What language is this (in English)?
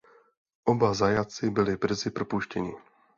Czech